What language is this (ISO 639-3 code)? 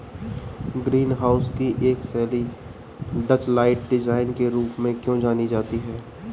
hin